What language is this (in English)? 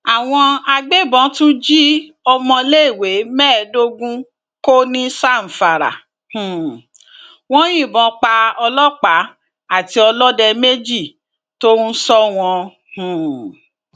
Yoruba